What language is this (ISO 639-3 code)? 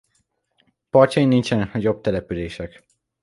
hun